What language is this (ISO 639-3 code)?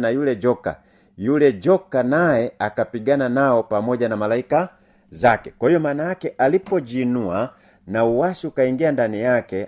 swa